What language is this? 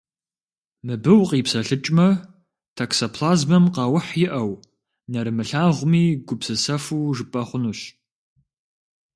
Kabardian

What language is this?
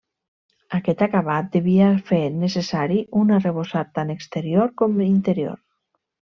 Catalan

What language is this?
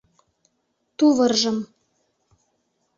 Mari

